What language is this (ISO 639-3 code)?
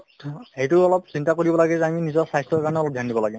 asm